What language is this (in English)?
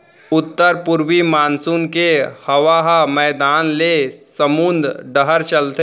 Chhattisgarhi